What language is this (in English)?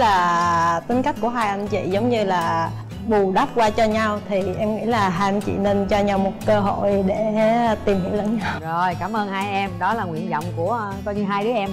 Vietnamese